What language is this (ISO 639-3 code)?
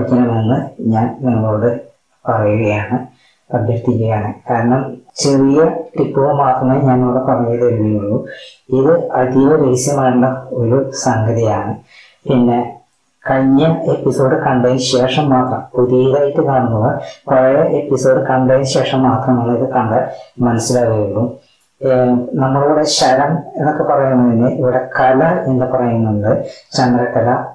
mal